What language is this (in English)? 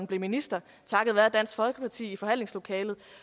Danish